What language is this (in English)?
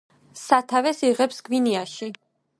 Georgian